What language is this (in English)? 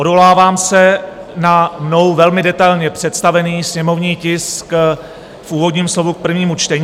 Czech